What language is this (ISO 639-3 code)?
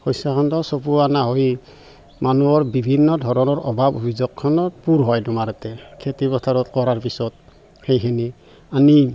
asm